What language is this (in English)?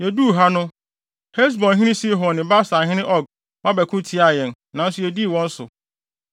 Akan